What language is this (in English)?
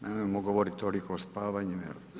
Croatian